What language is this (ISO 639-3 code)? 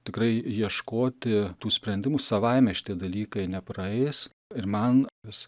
lit